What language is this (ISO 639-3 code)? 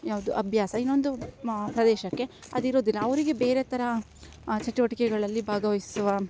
kan